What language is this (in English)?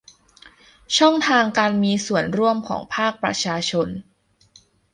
Thai